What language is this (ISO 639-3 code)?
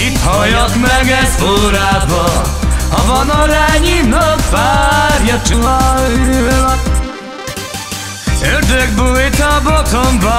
ron